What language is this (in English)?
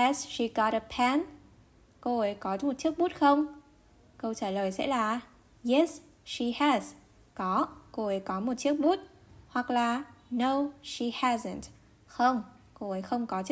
Vietnamese